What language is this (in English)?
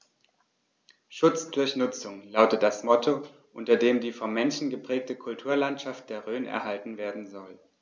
German